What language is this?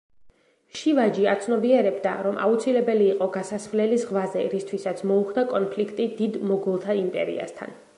Georgian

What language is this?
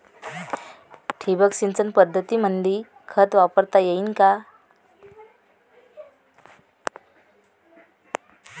Marathi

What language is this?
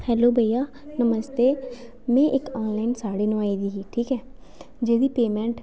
Dogri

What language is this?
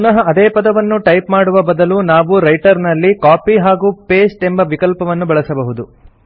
Kannada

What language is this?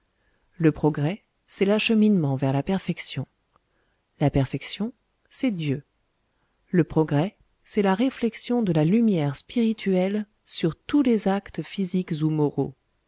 French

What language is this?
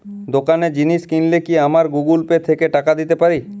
Bangla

